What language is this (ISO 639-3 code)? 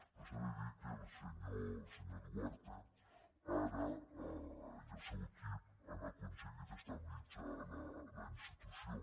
cat